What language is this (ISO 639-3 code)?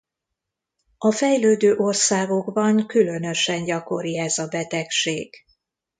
hun